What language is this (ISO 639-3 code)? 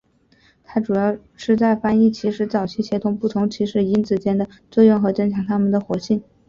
zho